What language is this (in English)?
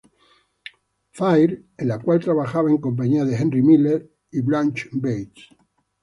Spanish